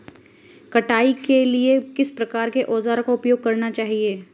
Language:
Hindi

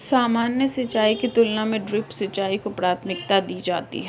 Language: Hindi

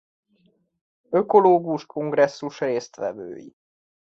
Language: Hungarian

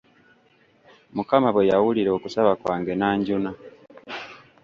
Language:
Ganda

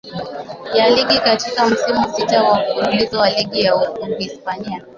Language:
Swahili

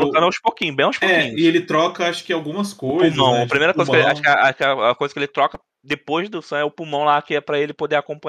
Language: Portuguese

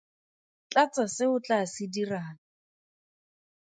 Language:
Tswana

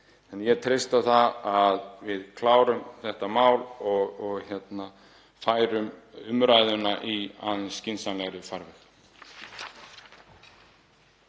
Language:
Icelandic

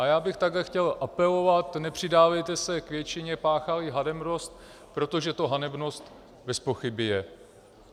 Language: Czech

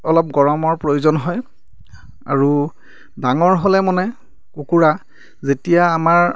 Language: Assamese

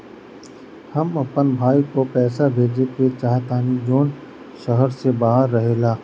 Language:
Bhojpuri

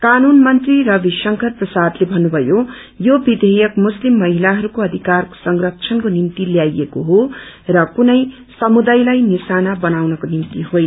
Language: Nepali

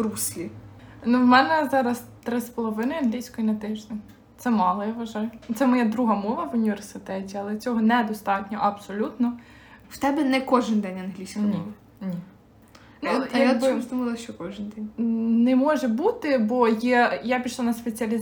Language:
Ukrainian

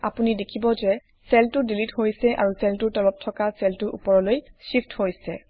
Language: Assamese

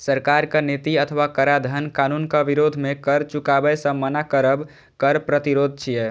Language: Maithili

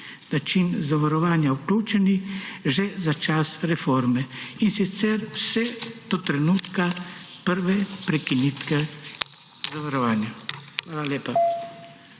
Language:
Slovenian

